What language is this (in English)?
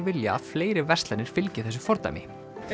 Icelandic